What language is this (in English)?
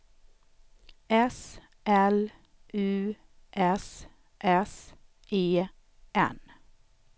Swedish